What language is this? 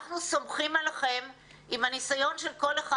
Hebrew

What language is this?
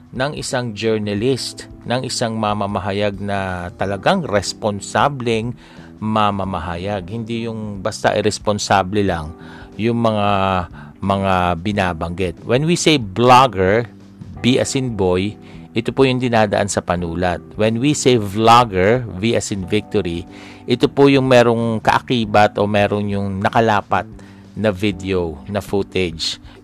Filipino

